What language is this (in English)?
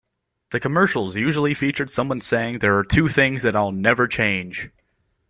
English